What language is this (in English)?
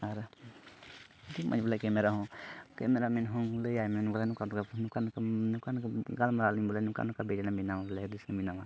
Santali